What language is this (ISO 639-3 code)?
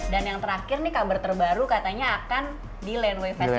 ind